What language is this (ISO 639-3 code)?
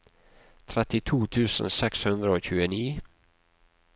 nor